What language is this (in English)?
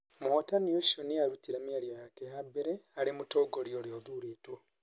Kikuyu